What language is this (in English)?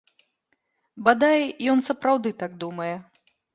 Belarusian